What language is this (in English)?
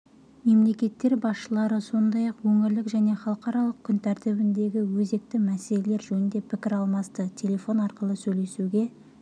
Kazakh